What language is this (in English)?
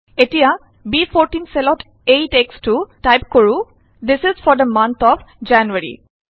Assamese